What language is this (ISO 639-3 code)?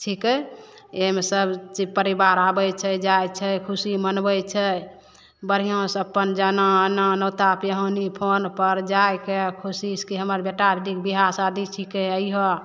mai